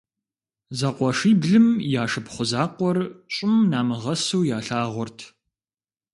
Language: Kabardian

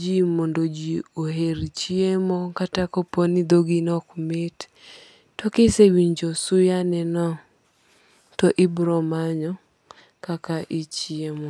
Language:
Luo (Kenya and Tanzania)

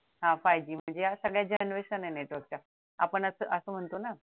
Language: Marathi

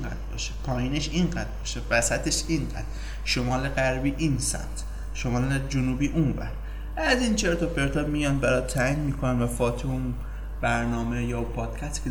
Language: Persian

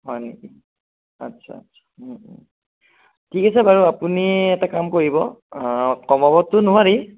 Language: Assamese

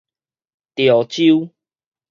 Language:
Min Nan Chinese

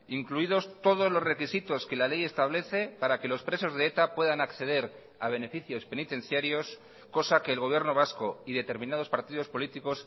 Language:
Spanish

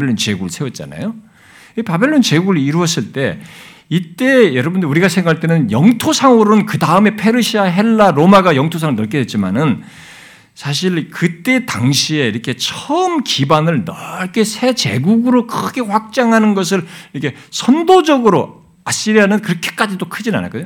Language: Korean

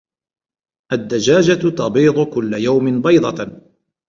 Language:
Arabic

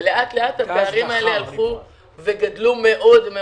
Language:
Hebrew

